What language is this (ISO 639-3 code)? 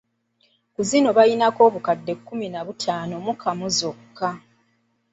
lug